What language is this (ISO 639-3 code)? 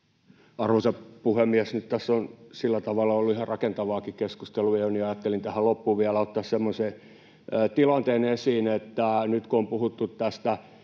fin